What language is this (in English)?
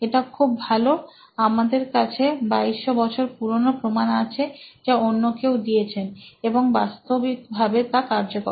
Bangla